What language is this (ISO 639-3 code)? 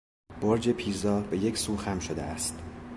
fas